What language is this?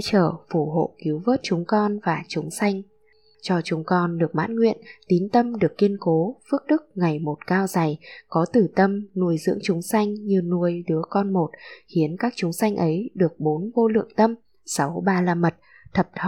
Vietnamese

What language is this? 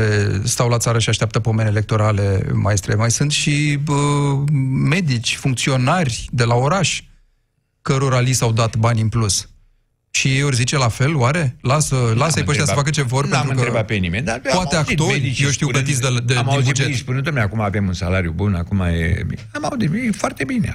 Romanian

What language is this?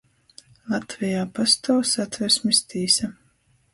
Latgalian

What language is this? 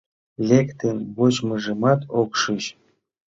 Mari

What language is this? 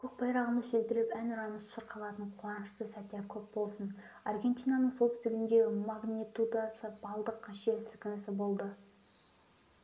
Kazakh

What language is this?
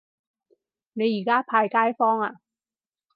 Cantonese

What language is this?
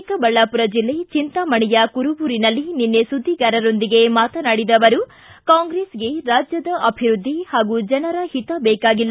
Kannada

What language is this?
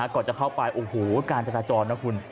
Thai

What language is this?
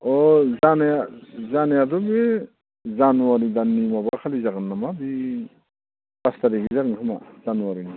Bodo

